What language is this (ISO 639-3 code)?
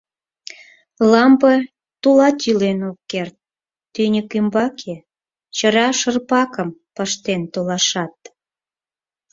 chm